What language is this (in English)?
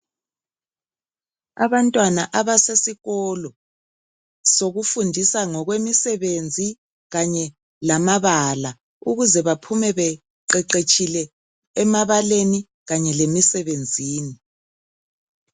North Ndebele